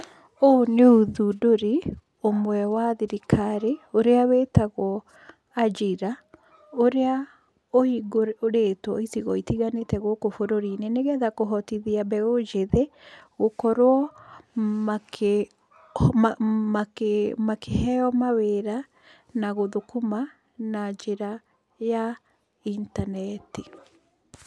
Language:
Kikuyu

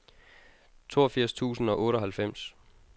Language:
Danish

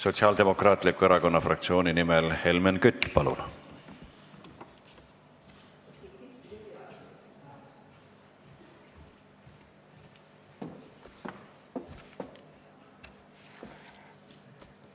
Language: Estonian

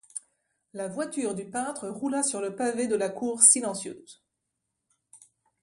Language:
French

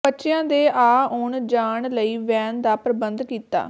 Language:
Punjabi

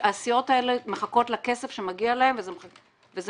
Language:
Hebrew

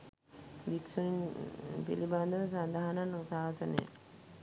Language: Sinhala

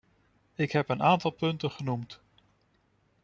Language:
Dutch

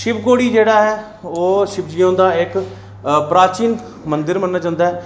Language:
Dogri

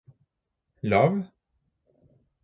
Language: Norwegian Bokmål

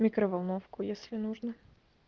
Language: Russian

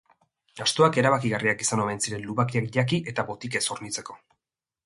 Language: Basque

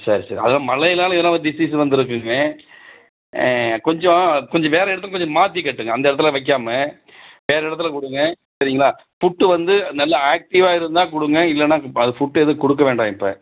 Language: Tamil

